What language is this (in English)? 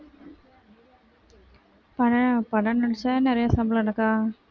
Tamil